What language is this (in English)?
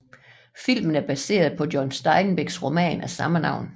Danish